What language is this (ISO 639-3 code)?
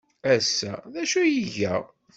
kab